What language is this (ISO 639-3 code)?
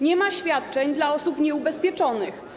pol